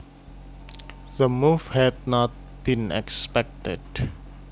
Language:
Javanese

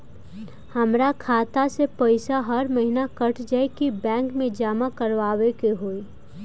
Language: Bhojpuri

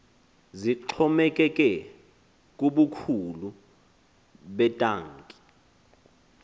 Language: Xhosa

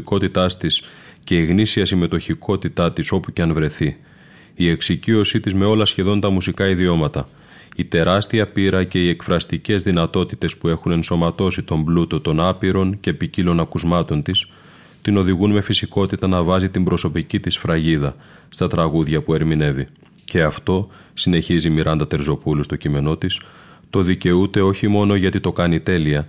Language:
Greek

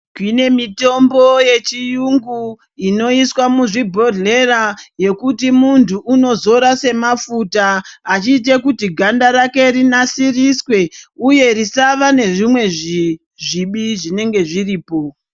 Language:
Ndau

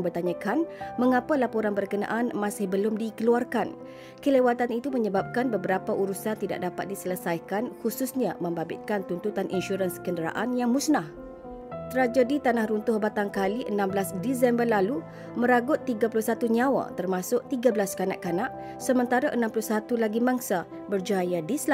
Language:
Malay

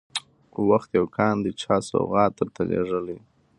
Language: Pashto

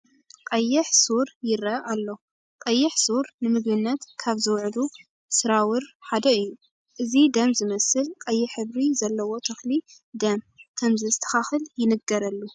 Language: Tigrinya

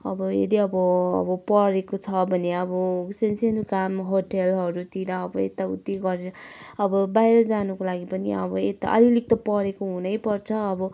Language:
Nepali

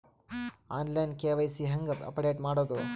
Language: Kannada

